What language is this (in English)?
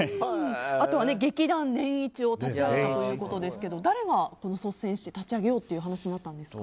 Japanese